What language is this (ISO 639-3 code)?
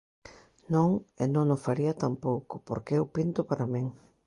glg